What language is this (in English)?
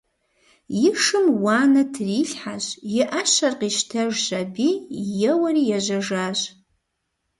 Kabardian